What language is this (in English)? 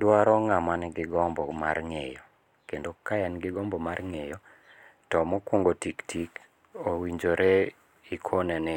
Luo (Kenya and Tanzania)